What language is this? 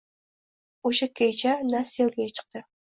Uzbek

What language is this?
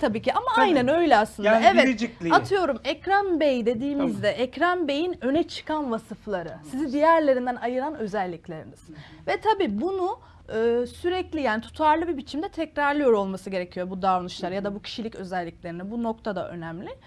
Turkish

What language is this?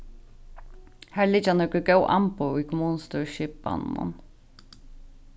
Faroese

